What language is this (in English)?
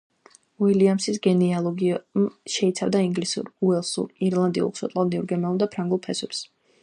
Georgian